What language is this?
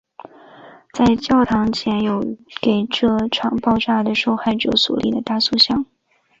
Chinese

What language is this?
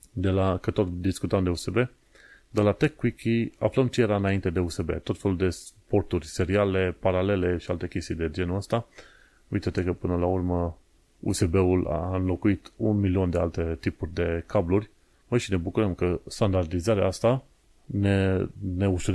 Romanian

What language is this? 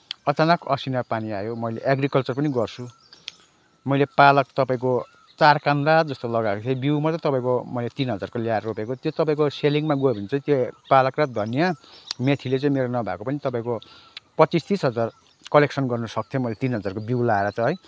Nepali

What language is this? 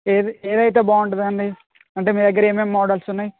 Telugu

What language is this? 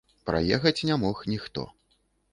Belarusian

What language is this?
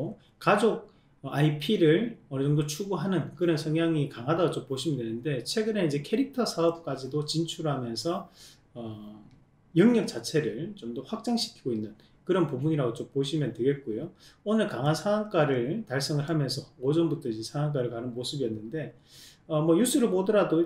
Korean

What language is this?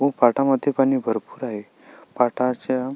Marathi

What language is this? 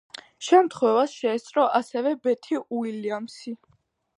Georgian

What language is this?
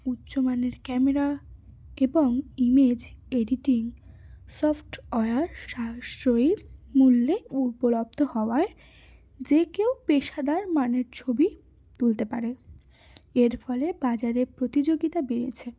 Bangla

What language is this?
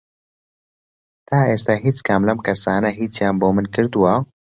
Central Kurdish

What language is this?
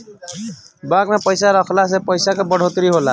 Bhojpuri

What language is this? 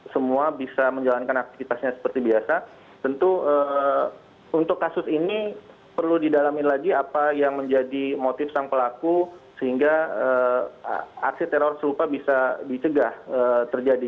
Indonesian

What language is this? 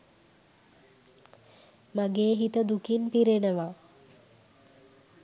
Sinhala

